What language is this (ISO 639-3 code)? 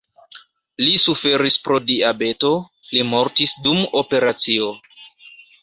epo